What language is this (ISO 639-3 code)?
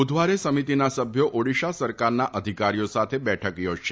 guj